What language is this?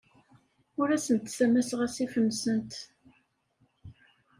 Kabyle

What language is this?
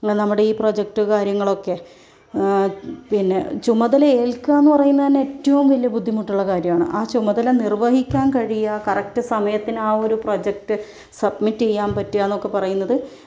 Malayalam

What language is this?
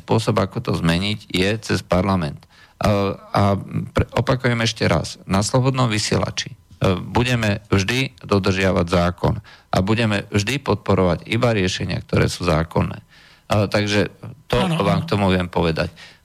Slovak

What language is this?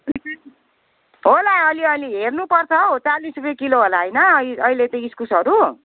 Nepali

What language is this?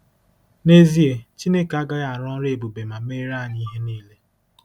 Igbo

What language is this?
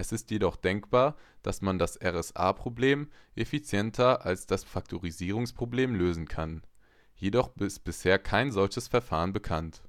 German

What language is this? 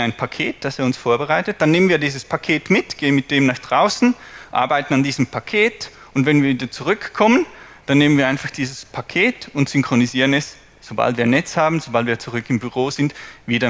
German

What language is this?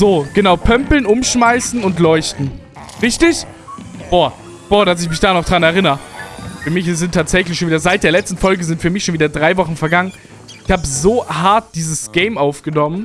German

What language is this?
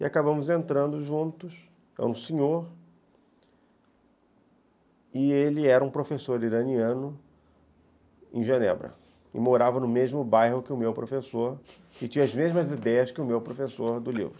Portuguese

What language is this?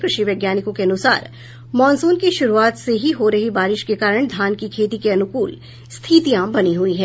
Hindi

